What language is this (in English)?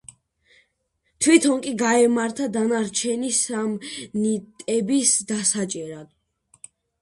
Georgian